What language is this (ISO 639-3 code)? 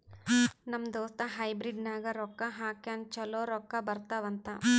kan